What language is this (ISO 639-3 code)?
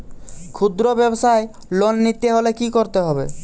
ben